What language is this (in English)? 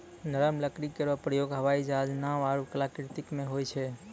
Maithili